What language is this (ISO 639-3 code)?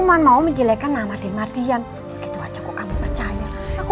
ind